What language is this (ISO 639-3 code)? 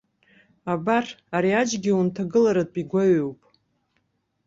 abk